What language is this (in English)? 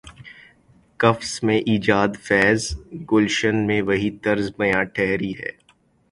Urdu